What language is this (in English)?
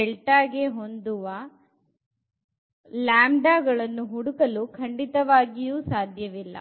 Kannada